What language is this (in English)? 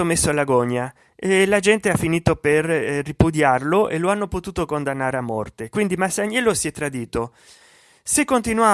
Italian